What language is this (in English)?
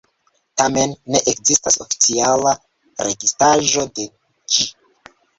Esperanto